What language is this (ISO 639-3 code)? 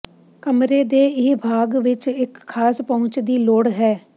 pan